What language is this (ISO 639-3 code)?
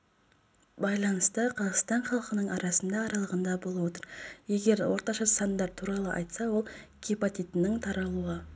kaz